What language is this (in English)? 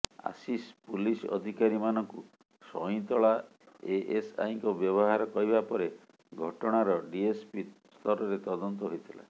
Odia